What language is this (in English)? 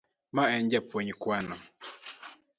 Luo (Kenya and Tanzania)